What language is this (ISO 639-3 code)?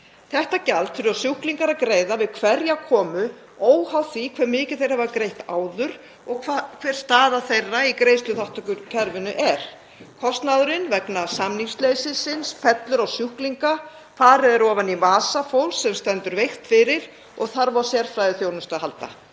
isl